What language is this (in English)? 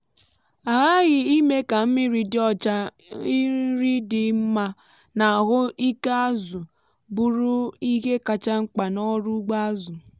Igbo